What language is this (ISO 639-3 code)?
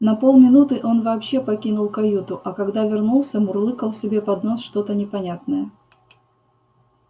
rus